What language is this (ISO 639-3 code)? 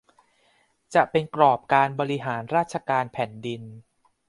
tha